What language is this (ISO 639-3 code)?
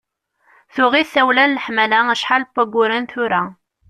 kab